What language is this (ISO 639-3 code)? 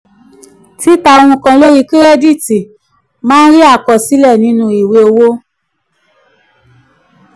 yor